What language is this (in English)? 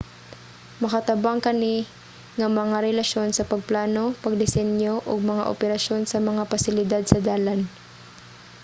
Cebuano